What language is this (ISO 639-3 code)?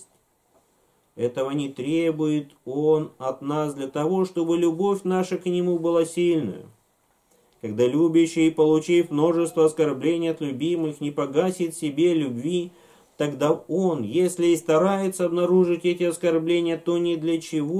rus